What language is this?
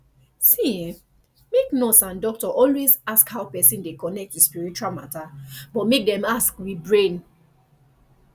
Nigerian Pidgin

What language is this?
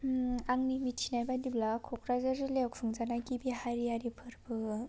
Bodo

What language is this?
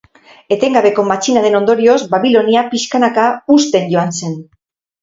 Basque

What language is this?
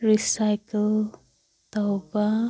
Manipuri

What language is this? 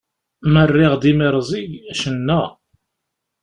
Kabyle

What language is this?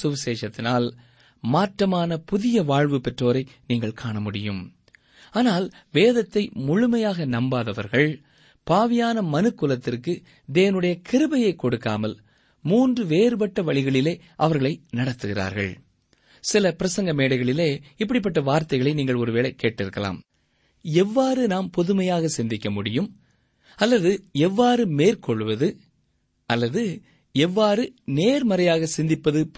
Tamil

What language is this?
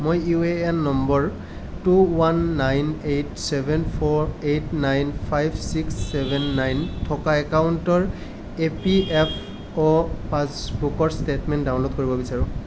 Assamese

